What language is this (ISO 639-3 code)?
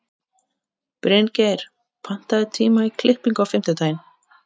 isl